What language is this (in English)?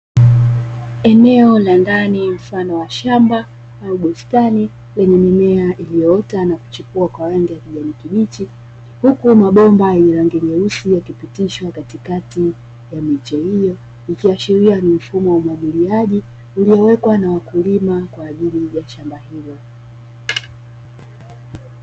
Swahili